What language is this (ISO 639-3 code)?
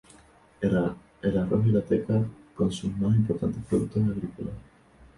spa